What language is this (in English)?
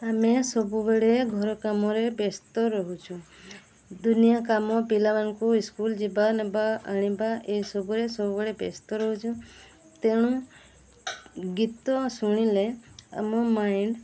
Odia